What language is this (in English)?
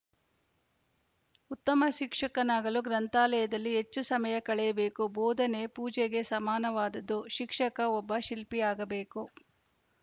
Kannada